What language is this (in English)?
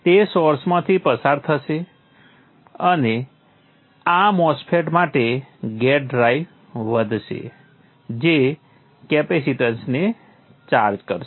Gujarati